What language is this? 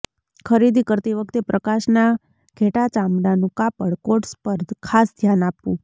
Gujarati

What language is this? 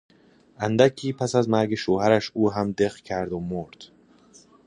Persian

